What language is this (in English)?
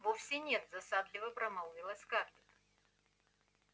Russian